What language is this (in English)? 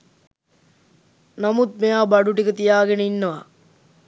Sinhala